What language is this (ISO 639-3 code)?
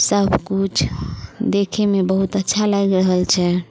mai